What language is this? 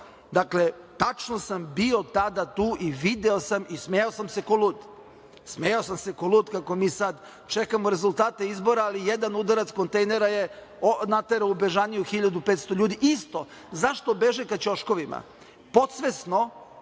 Serbian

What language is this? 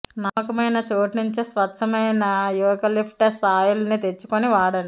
Telugu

